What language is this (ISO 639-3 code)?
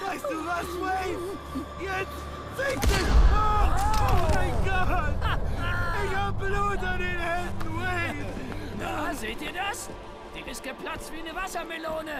deu